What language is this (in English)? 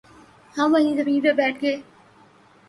Urdu